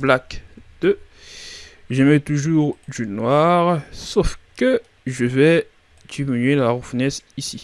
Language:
French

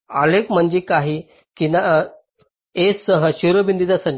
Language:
Marathi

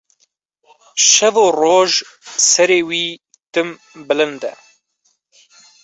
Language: Kurdish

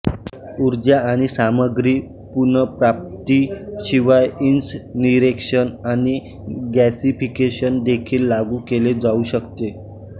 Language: Marathi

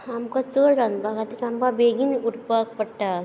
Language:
Konkani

